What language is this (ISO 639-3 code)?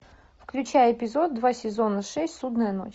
rus